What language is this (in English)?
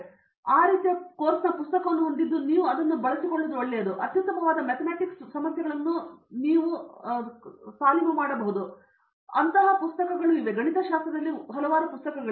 Kannada